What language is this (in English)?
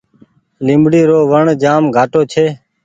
Goaria